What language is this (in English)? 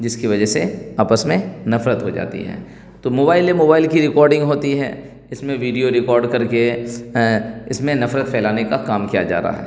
Urdu